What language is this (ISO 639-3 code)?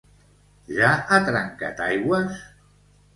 cat